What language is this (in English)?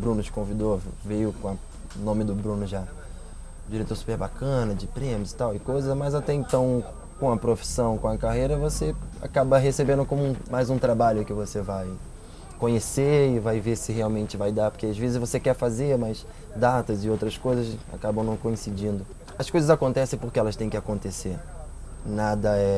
Portuguese